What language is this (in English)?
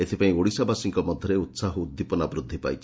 Odia